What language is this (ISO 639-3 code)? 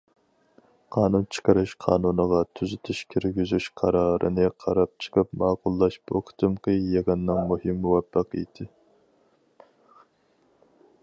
uig